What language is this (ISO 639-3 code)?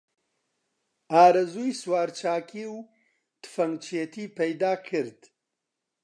ckb